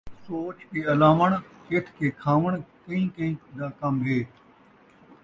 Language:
Saraiki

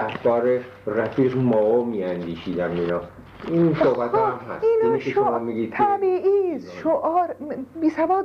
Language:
Persian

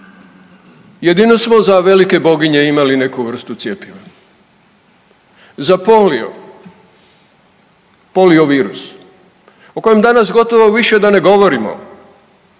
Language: Croatian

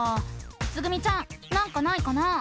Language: Japanese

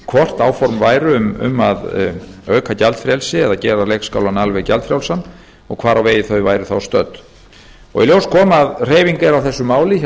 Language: Icelandic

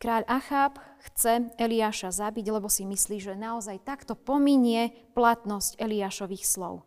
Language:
Slovak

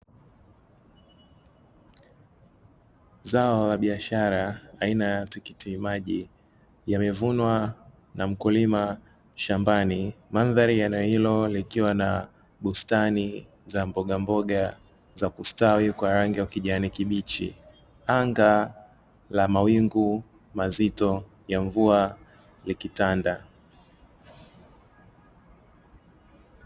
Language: Swahili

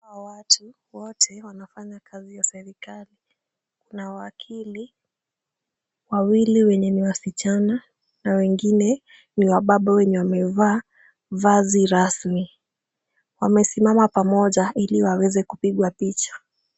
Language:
Swahili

